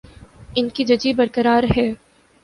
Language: Urdu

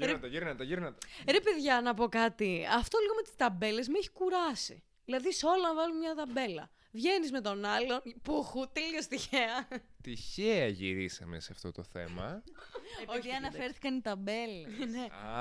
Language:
Greek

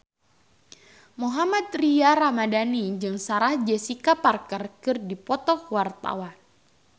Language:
Sundanese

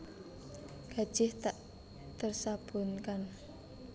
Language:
Javanese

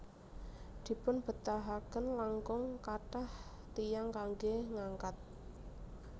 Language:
Javanese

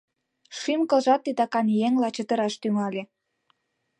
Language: Mari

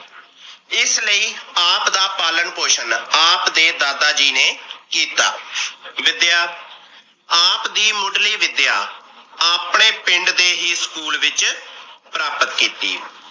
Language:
Punjabi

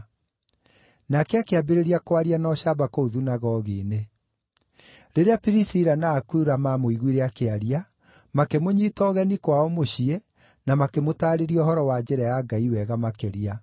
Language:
Kikuyu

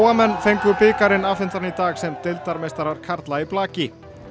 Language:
Icelandic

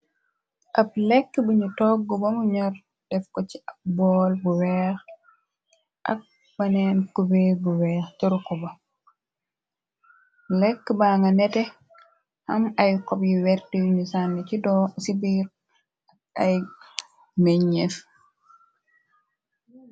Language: Wolof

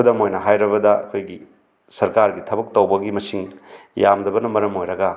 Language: Manipuri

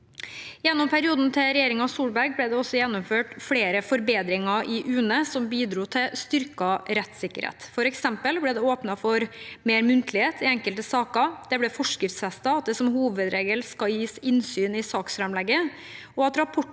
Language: Norwegian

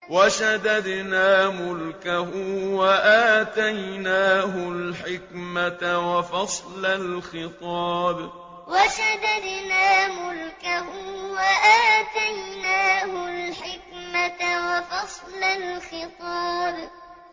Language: Arabic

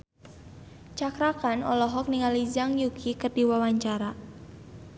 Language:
Sundanese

